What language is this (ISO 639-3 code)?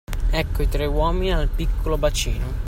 ita